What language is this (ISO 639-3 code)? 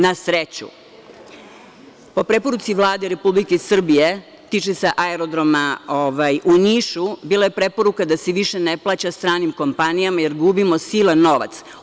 srp